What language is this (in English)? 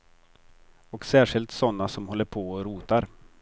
Swedish